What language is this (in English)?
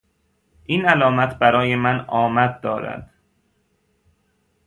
Persian